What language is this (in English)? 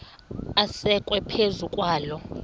Xhosa